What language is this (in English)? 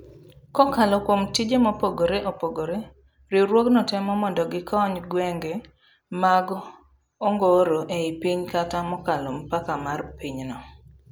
Luo (Kenya and Tanzania)